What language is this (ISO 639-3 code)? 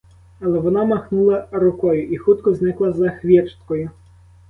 ukr